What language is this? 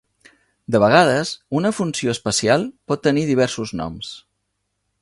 Catalan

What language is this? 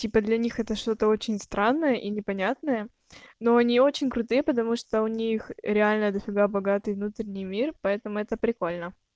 Russian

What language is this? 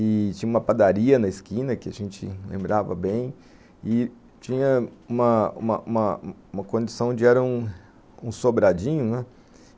Portuguese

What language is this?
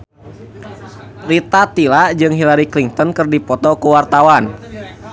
Sundanese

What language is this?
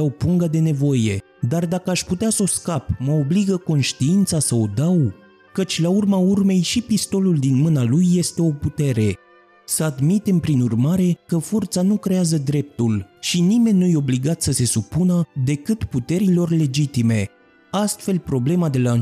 Romanian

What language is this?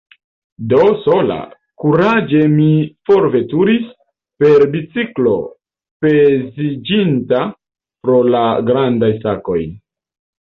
Esperanto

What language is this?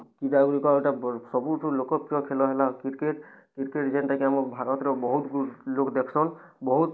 Odia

